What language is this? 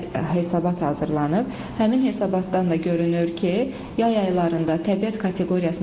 Turkish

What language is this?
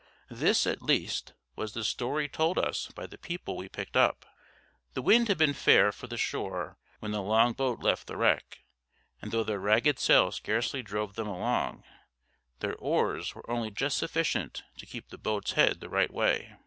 English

